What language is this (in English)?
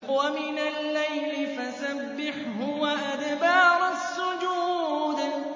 Arabic